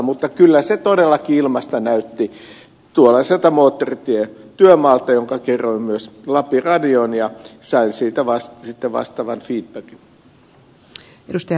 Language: Finnish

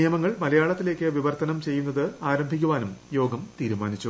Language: Malayalam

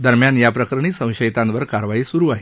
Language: Marathi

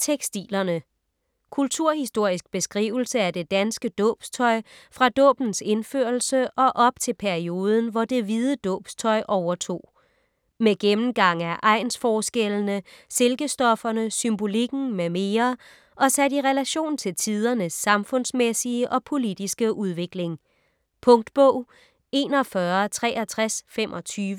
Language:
Danish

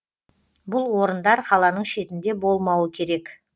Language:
Kazakh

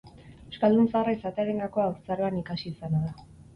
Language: Basque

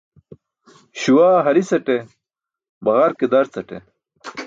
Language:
Burushaski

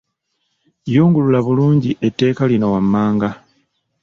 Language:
Ganda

